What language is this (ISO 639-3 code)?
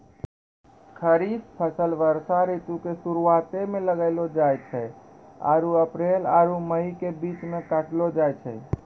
mai